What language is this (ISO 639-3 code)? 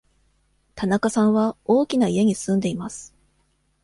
jpn